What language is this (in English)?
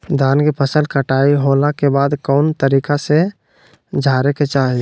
Magahi